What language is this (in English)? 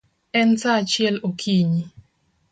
Luo (Kenya and Tanzania)